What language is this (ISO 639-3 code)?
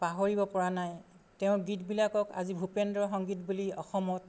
asm